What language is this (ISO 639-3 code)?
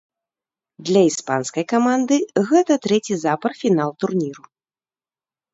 bel